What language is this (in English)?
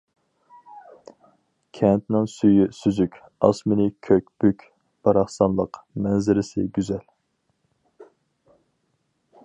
Uyghur